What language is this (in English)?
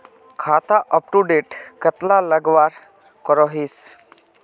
Magahi